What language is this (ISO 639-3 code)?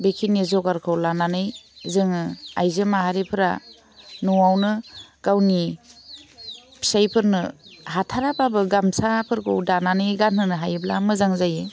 brx